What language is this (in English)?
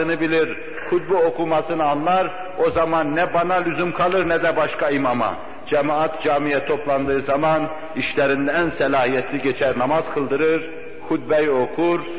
Turkish